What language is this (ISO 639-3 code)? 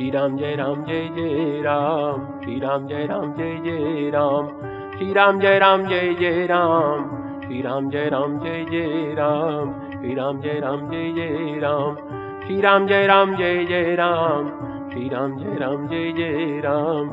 hin